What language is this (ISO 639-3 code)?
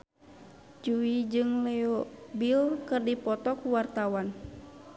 sun